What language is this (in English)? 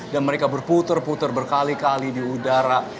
Indonesian